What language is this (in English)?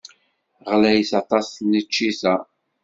Kabyle